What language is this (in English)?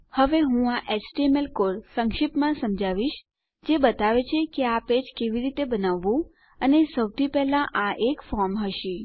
Gujarati